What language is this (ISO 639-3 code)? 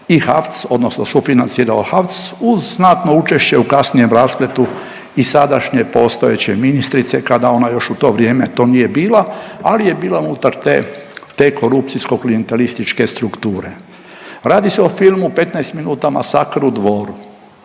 hrv